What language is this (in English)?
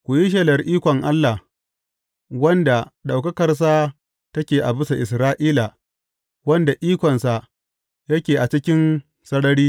Hausa